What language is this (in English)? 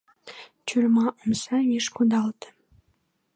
Mari